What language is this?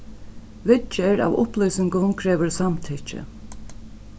Faroese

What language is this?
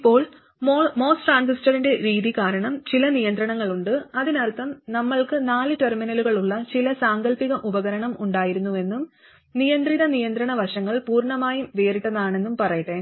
Malayalam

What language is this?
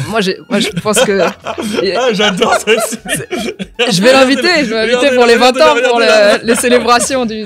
French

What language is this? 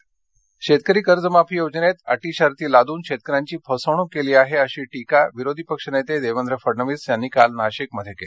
Marathi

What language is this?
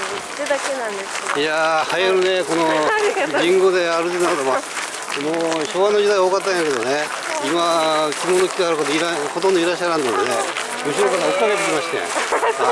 Japanese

